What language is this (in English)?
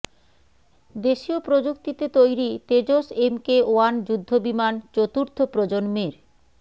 Bangla